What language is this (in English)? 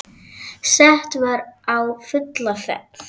Icelandic